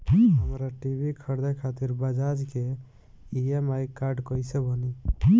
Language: Bhojpuri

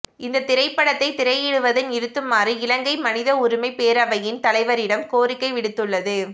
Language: Tamil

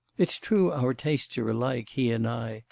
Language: English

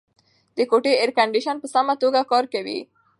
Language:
Pashto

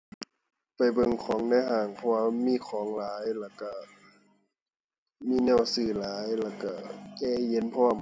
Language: Thai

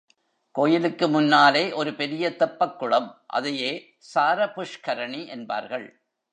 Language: Tamil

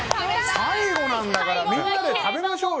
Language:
Japanese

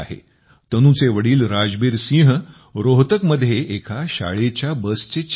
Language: Marathi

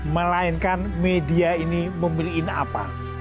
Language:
Indonesian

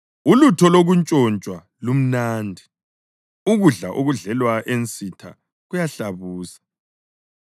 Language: North Ndebele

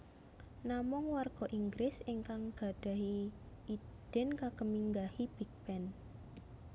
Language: Javanese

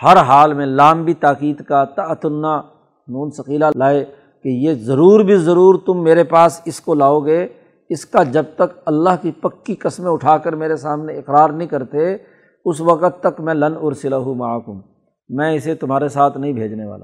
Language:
Urdu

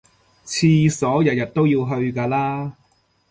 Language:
Cantonese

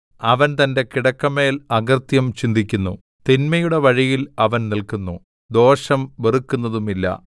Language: Malayalam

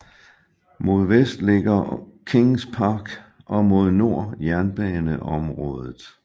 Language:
Danish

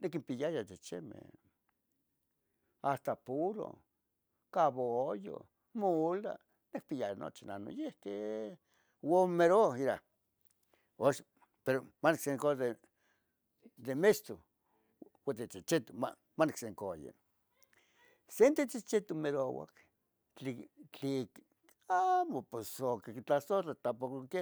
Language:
Tetelcingo Nahuatl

